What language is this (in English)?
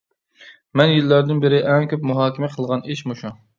Uyghur